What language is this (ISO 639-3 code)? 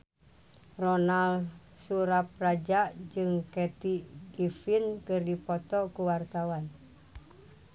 sun